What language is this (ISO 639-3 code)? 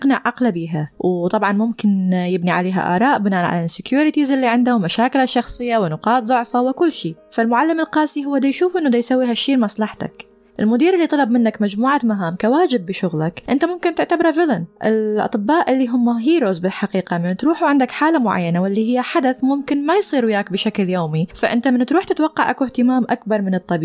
ara